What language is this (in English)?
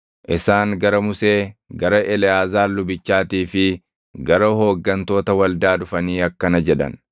Oromo